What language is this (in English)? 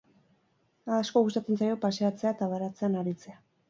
Basque